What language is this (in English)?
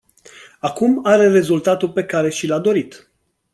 Romanian